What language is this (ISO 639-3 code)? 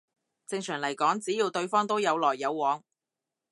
yue